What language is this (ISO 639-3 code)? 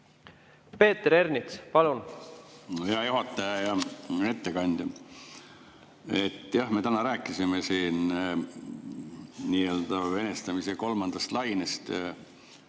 est